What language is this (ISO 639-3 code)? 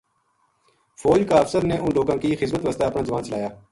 gju